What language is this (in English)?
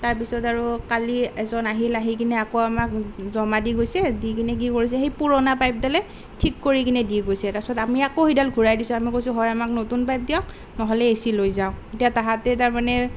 Assamese